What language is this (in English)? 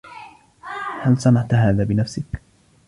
Arabic